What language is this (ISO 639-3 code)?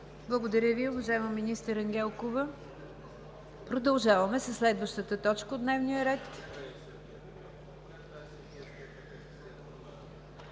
bul